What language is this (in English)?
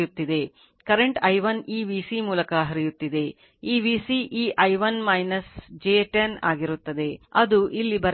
Kannada